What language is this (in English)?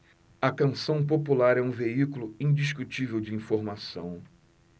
Portuguese